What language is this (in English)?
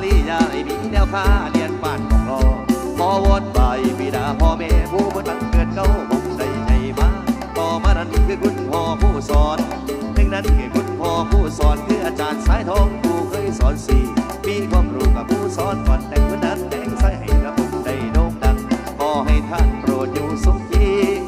Thai